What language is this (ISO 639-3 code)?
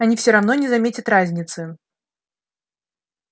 rus